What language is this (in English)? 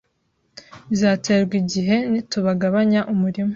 Kinyarwanda